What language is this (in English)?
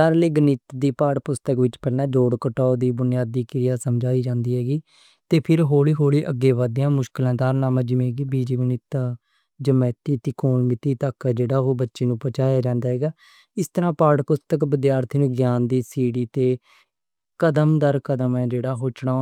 Western Panjabi